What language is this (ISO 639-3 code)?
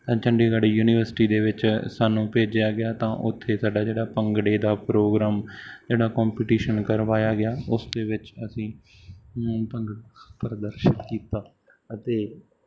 pan